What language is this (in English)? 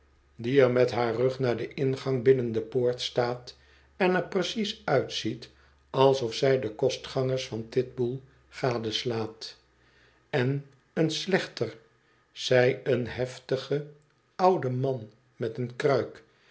Dutch